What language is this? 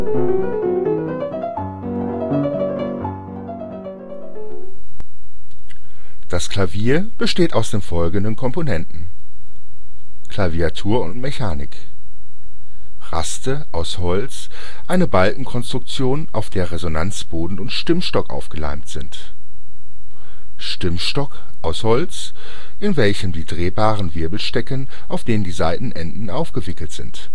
German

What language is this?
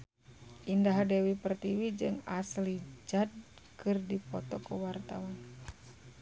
Sundanese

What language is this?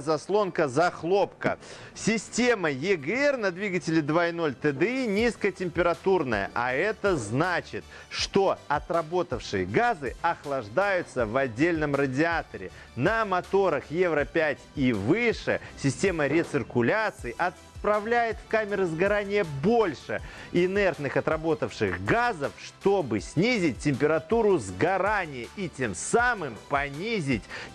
Russian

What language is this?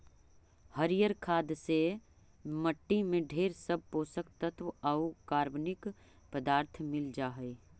Magahi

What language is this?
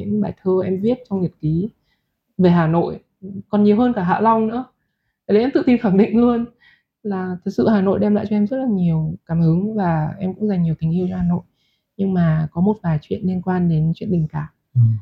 Vietnamese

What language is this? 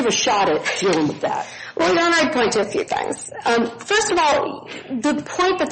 English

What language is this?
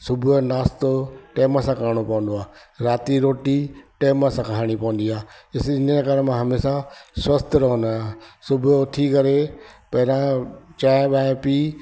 Sindhi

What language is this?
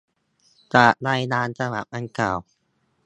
Thai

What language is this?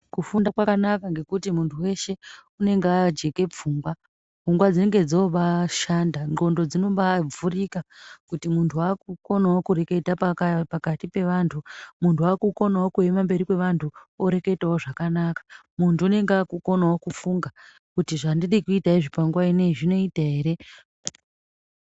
Ndau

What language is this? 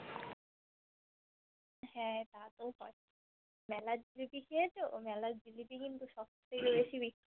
Bangla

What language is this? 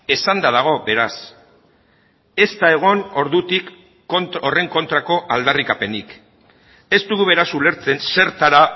Basque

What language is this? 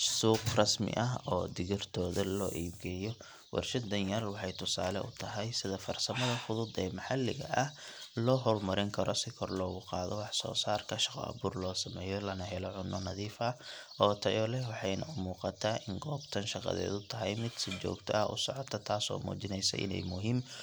Somali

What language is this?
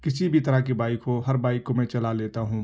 Urdu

